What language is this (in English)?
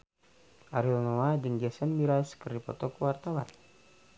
Sundanese